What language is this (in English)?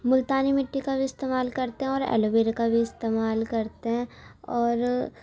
Urdu